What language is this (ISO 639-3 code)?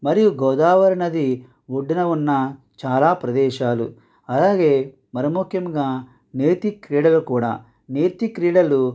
tel